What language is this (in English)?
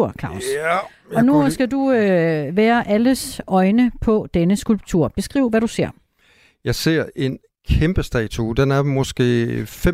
Danish